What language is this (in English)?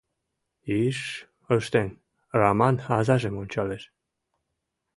Mari